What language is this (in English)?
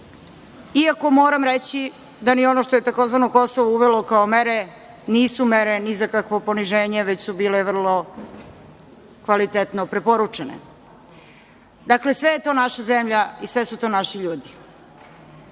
Serbian